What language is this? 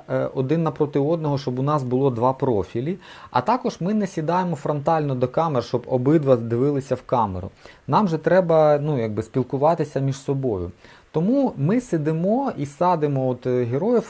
Ukrainian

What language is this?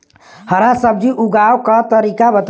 Bhojpuri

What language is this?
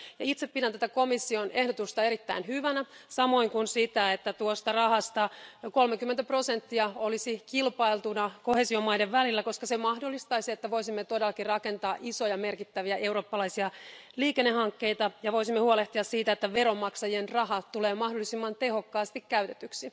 Finnish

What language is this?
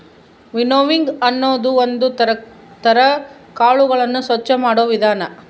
Kannada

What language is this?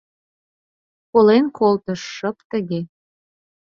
Mari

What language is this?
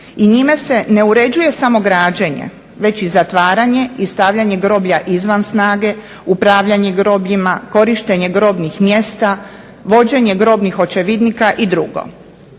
Croatian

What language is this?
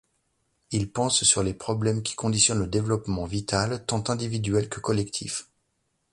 French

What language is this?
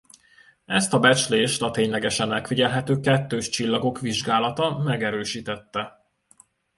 Hungarian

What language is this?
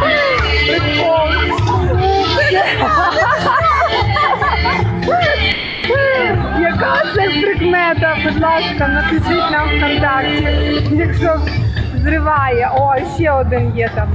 Ukrainian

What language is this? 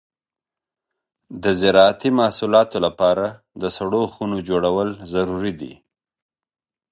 Pashto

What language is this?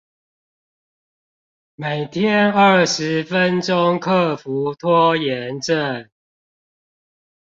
Chinese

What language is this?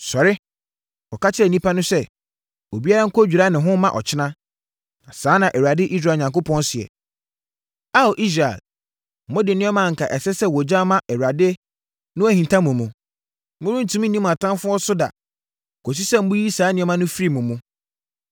Akan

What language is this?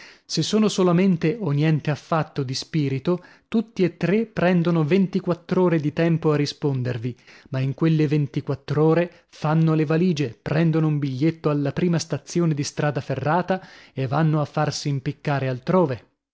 Italian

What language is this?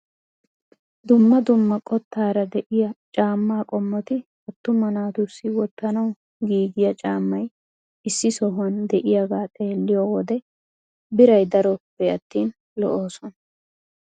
Wolaytta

